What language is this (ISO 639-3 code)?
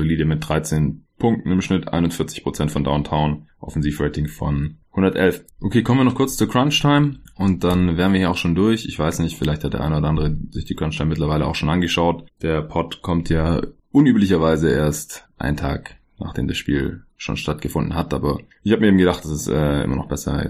deu